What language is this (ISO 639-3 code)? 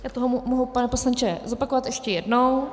ces